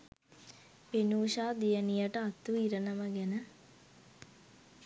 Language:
Sinhala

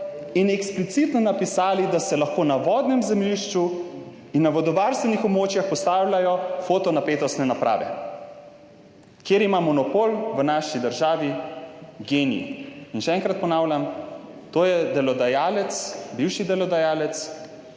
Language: Slovenian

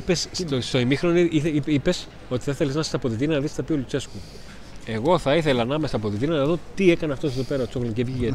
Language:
Greek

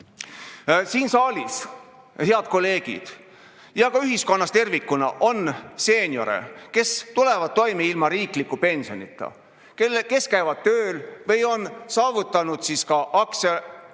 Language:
Estonian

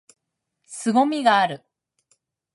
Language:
Japanese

